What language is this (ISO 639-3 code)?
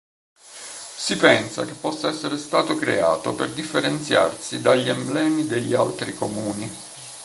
ita